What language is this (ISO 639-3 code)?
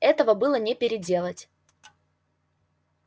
rus